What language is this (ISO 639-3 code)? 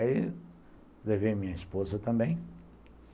por